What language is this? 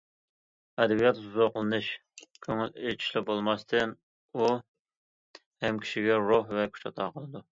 Uyghur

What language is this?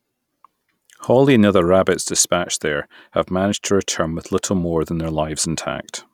English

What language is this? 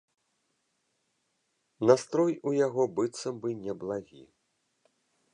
Belarusian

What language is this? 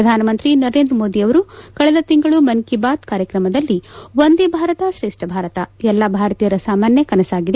Kannada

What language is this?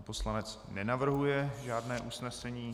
Czech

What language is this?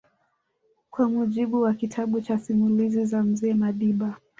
Swahili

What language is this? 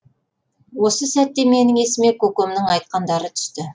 Kazakh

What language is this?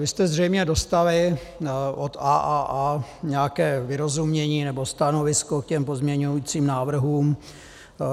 Czech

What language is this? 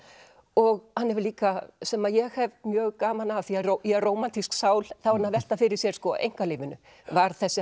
Icelandic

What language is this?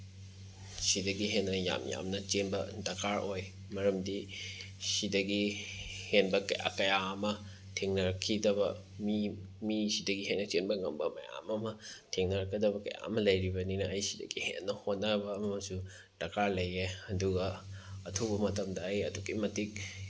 Manipuri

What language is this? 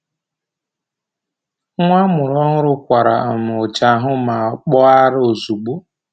Igbo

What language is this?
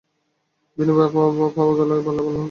Bangla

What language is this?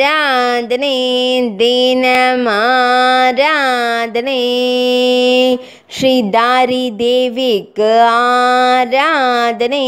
Romanian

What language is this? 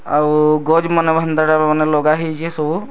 Odia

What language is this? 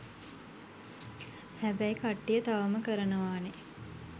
Sinhala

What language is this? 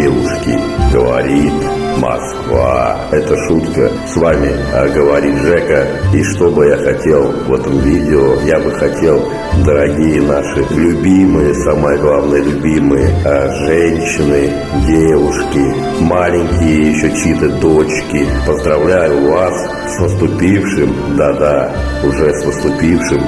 Russian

